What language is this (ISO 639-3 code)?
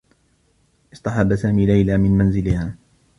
ara